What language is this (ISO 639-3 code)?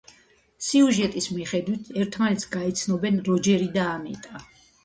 kat